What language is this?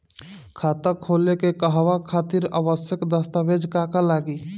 Bhojpuri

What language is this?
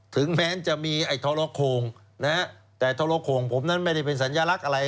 Thai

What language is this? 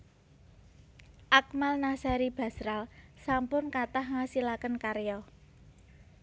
Javanese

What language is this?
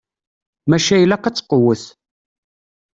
Kabyle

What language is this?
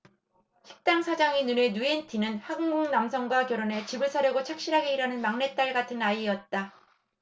Korean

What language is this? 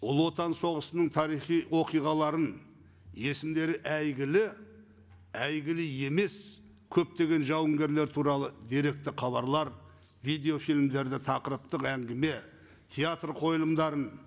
Kazakh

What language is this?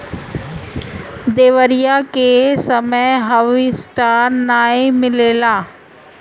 Bhojpuri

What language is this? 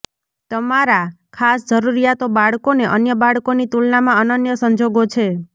Gujarati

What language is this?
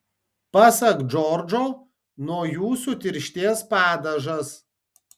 Lithuanian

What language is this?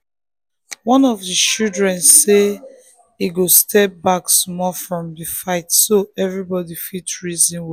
Nigerian Pidgin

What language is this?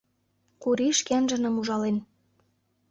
Mari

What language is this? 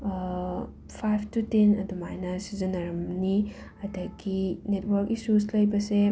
Manipuri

